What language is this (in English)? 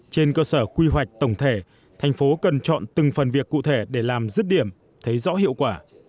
Vietnamese